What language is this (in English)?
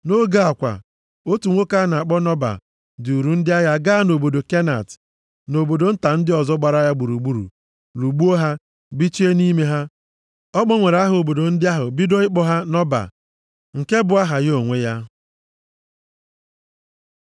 Igbo